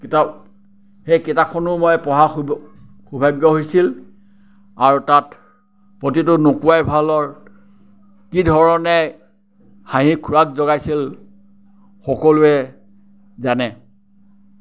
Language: Assamese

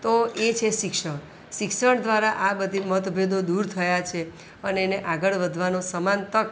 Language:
Gujarati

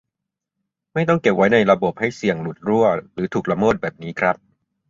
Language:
Thai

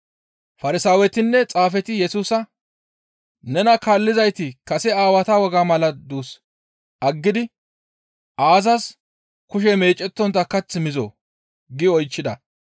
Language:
Gamo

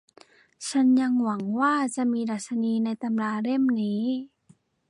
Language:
Thai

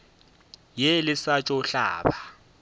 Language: Northern Sotho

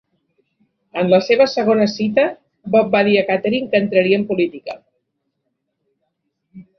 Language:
Catalan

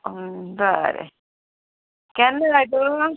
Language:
Konkani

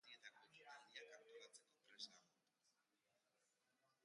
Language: Basque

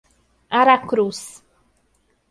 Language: Portuguese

